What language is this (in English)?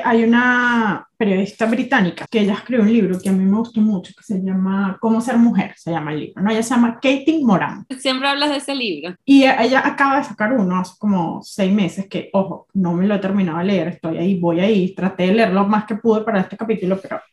Spanish